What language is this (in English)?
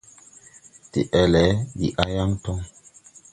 Tupuri